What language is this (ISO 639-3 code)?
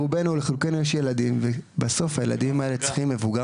heb